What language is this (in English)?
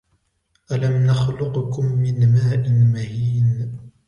Arabic